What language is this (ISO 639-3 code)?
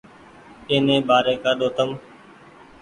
gig